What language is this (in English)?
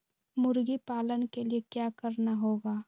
Magahi